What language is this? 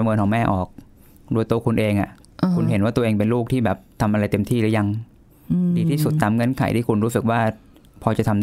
Thai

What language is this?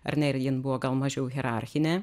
Lithuanian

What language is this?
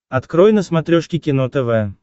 Russian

